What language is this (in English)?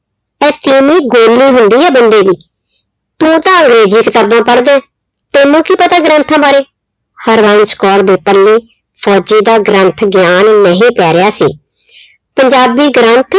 Punjabi